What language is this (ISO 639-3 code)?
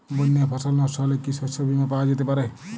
ben